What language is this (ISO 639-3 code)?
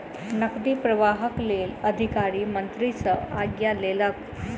mai